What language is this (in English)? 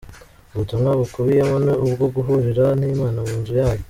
Kinyarwanda